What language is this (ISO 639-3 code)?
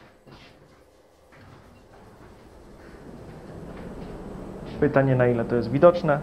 pol